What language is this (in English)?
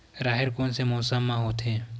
Chhattisgarhi